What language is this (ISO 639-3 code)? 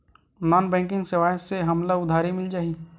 hne